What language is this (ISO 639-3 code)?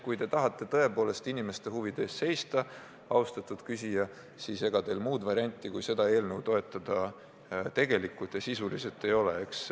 est